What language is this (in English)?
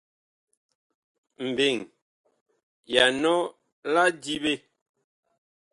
Bakoko